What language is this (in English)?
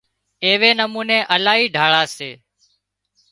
Wadiyara Koli